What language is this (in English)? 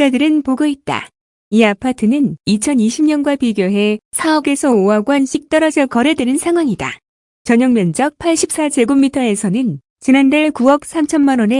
Korean